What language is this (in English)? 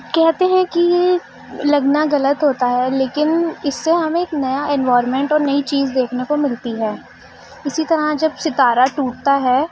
Urdu